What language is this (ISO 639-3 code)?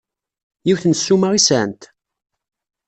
kab